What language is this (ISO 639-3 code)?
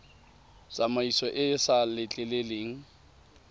tsn